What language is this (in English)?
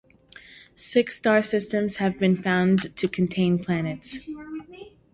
English